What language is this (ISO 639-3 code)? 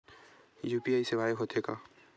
hne